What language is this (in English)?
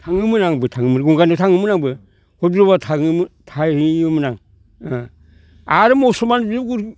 Bodo